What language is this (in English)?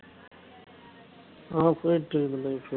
Tamil